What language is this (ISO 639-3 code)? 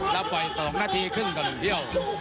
tha